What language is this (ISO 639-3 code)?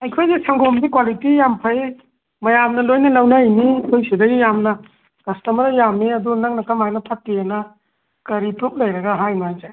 mni